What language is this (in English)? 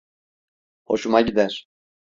Turkish